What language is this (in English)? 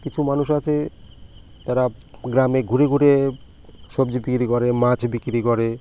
Bangla